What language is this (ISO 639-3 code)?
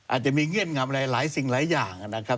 tha